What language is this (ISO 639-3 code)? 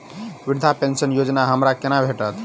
mai